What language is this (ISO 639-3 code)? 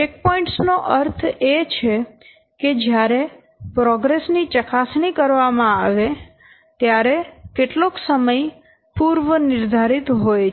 guj